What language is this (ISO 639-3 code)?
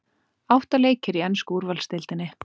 isl